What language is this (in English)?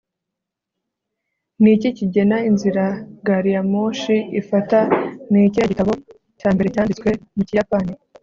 Kinyarwanda